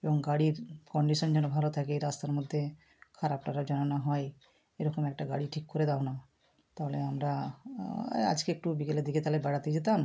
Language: Bangla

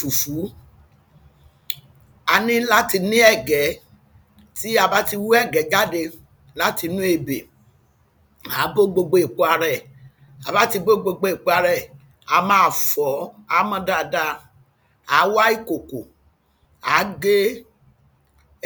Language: Yoruba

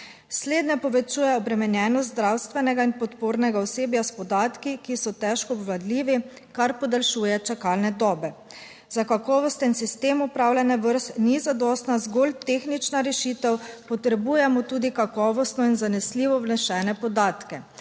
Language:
Slovenian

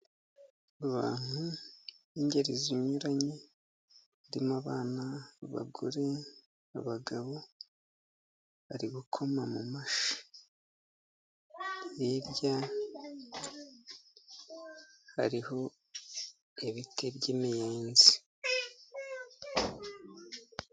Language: Kinyarwanda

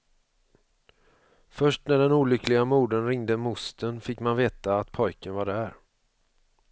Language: Swedish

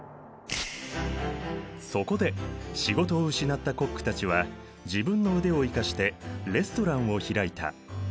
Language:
Japanese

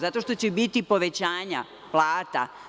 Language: Serbian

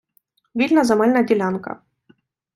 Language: Ukrainian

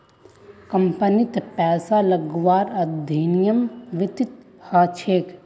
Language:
Magahi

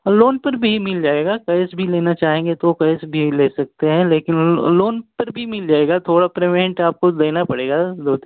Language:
Hindi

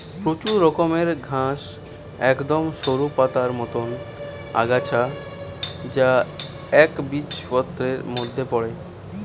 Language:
Bangla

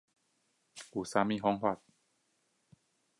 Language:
Chinese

